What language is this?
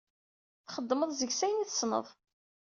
Kabyle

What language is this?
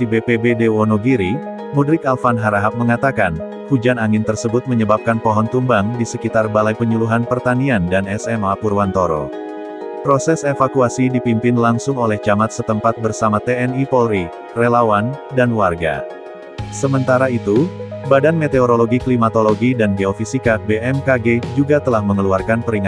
Indonesian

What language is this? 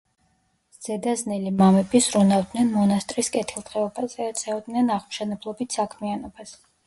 Georgian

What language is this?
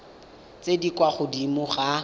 Tswana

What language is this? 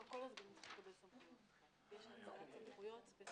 Hebrew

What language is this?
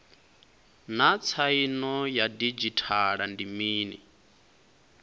Venda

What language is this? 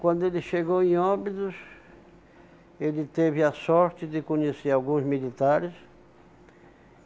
Portuguese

